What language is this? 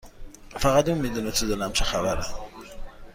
Persian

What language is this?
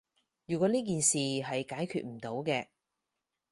Cantonese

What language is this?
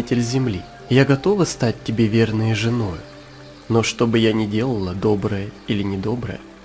Russian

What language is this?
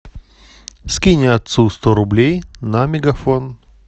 Russian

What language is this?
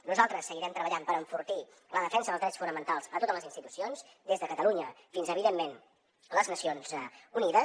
Catalan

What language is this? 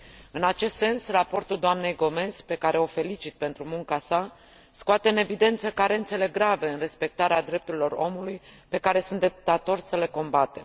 Romanian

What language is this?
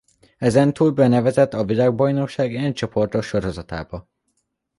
Hungarian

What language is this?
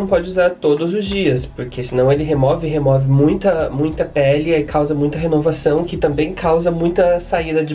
Portuguese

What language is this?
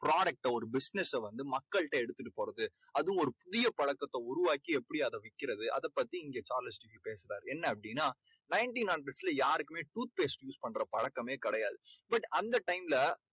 Tamil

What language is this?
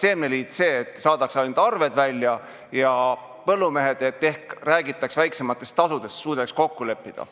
Estonian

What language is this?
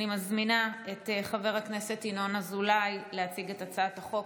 Hebrew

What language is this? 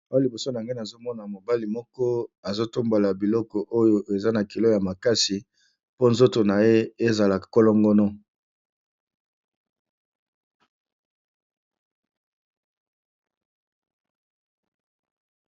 Lingala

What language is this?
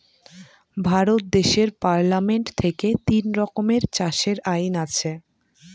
Bangla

